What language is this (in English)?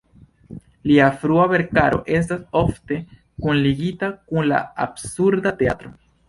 Esperanto